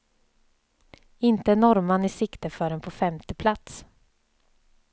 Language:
Swedish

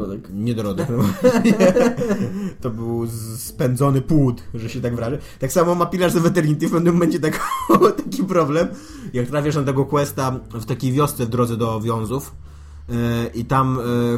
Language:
Polish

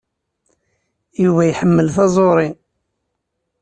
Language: Kabyle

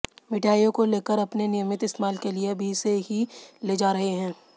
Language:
Hindi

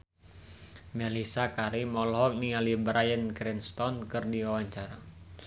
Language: Sundanese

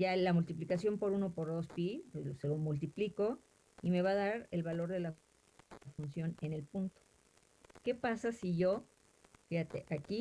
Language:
Spanish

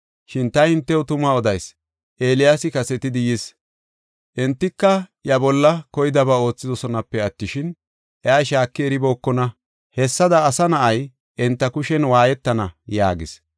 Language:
Gofa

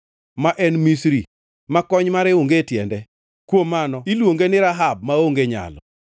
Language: Luo (Kenya and Tanzania)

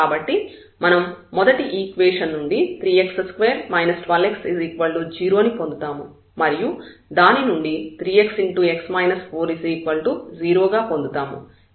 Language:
Telugu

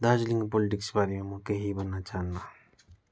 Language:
Nepali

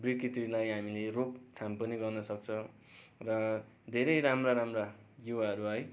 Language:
Nepali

